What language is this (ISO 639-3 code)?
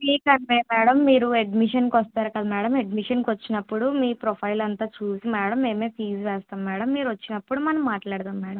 tel